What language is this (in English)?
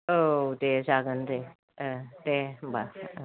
Bodo